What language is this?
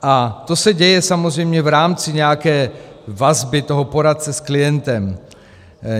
Czech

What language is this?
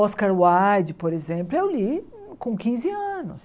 Portuguese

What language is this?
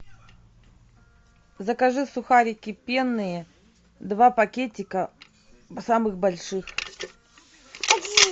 Russian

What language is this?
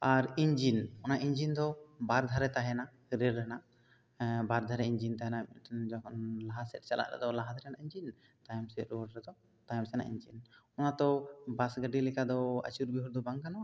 Santali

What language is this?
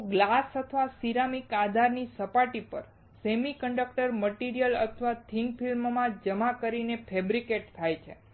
Gujarati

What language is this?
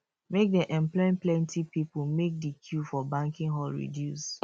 Nigerian Pidgin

